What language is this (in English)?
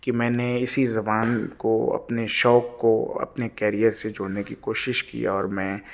Urdu